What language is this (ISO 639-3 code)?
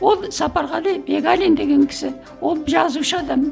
kaz